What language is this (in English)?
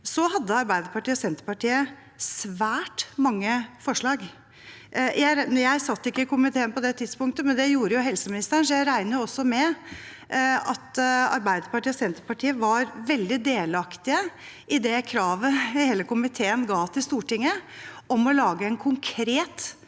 Norwegian